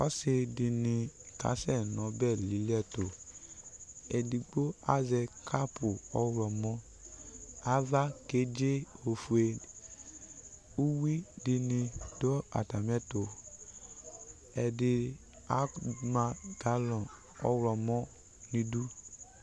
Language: Ikposo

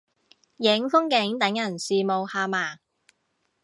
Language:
Cantonese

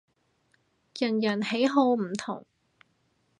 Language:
Cantonese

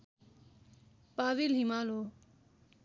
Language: Nepali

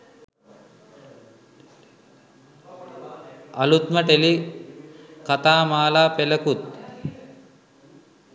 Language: Sinhala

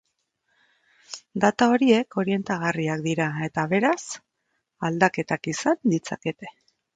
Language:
Basque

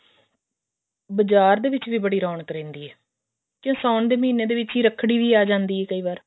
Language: Punjabi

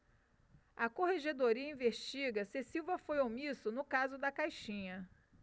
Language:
Portuguese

